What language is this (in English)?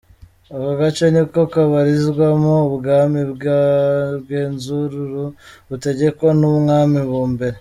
Kinyarwanda